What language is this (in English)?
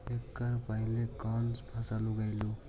Magahi